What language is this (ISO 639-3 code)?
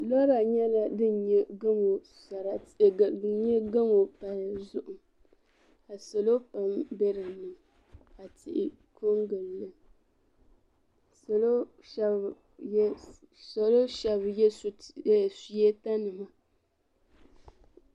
dag